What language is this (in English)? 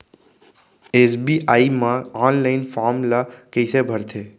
Chhattisgarhi